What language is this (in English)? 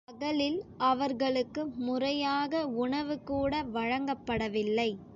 Tamil